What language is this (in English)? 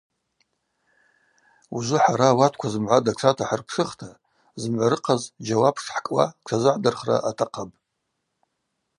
Abaza